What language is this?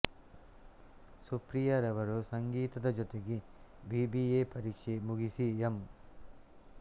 Kannada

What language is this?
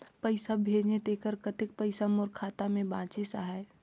Chhattisgarhi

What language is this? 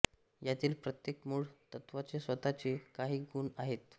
Marathi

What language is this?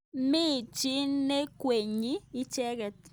Kalenjin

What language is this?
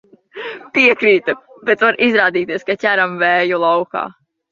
Latvian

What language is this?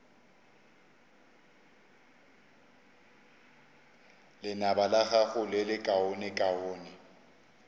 Northern Sotho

